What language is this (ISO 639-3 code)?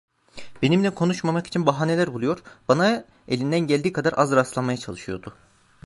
tur